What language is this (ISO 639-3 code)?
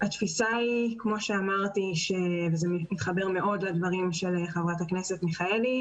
heb